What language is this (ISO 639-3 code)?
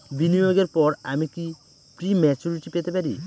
ben